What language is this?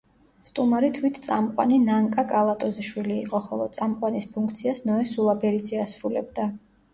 Georgian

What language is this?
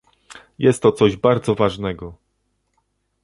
Polish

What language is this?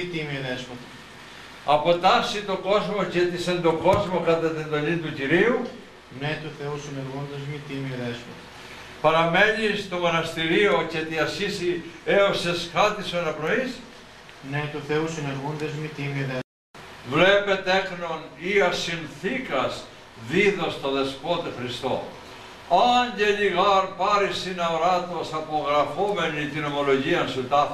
Greek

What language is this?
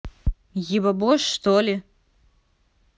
Russian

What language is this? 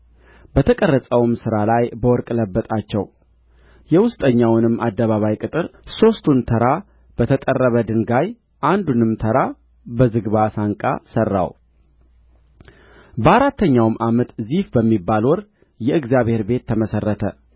Amharic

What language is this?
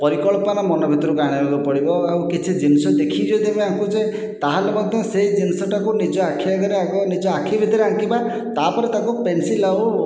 Odia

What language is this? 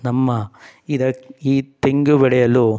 Kannada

